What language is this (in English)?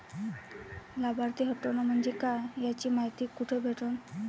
Marathi